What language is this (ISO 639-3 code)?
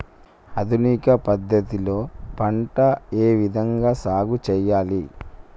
tel